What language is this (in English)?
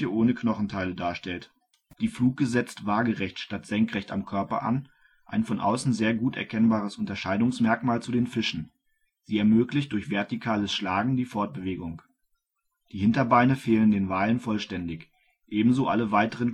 German